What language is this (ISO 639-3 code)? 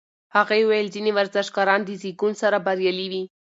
pus